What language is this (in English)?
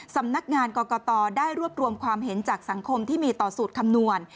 Thai